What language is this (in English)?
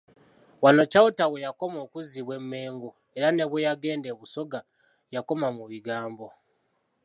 Ganda